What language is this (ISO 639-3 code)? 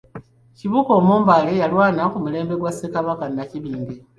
lug